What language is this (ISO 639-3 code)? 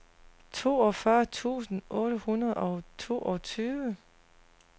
dan